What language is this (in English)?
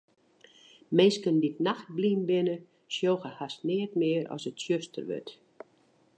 Western Frisian